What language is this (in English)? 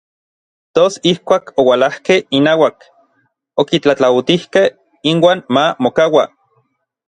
Orizaba Nahuatl